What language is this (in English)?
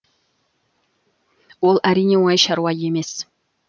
Kazakh